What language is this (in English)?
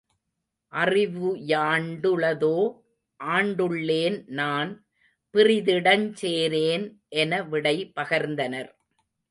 Tamil